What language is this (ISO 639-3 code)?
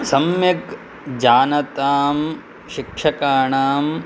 san